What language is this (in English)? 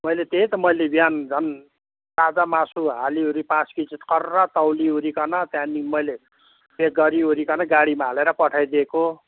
Nepali